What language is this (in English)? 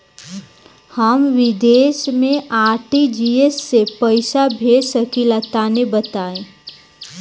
Bhojpuri